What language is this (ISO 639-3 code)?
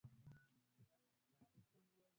swa